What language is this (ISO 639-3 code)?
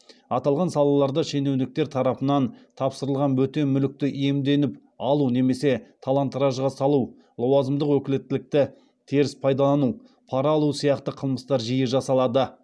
kaz